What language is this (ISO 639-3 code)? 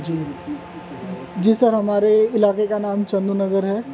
urd